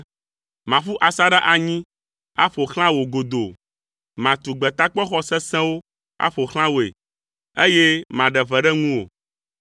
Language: Ewe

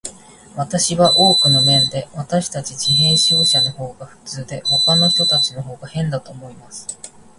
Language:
Japanese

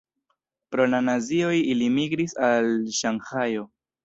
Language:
Esperanto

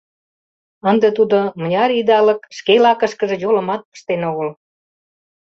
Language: Mari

